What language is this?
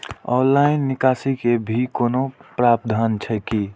Maithili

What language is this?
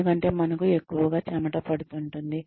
Telugu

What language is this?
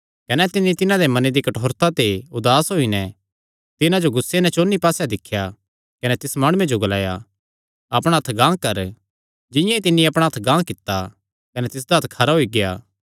Kangri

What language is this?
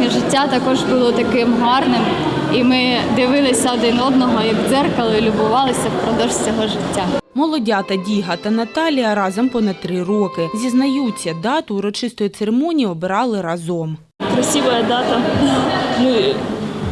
Ukrainian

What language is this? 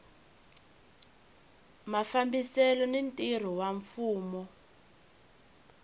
Tsonga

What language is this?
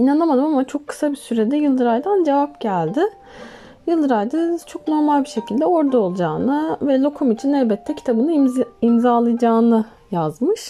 Turkish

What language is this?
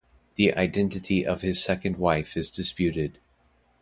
English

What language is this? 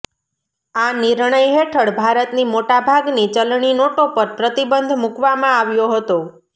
Gujarati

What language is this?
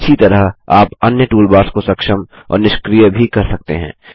Hindi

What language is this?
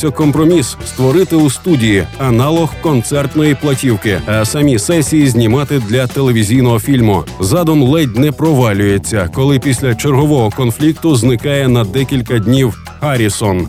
Ukrainian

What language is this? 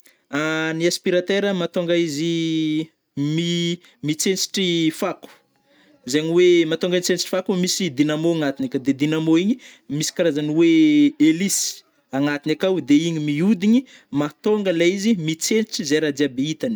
Northern Betsimisaraka Malagasy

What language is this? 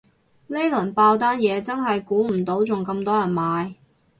Cantonese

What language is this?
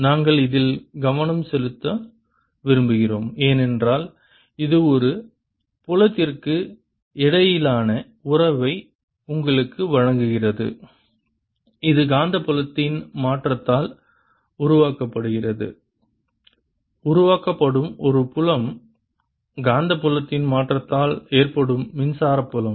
Tamil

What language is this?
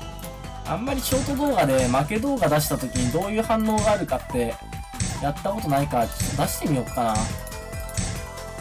Japanese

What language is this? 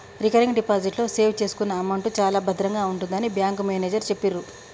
Telugu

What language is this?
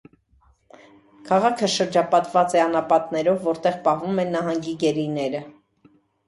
Armenian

